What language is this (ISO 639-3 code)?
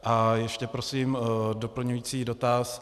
ces